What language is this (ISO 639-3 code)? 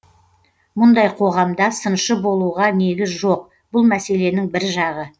kaz